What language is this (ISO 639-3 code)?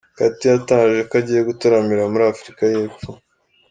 kin